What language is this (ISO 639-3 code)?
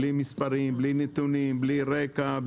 heb